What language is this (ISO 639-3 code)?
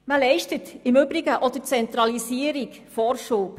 gsw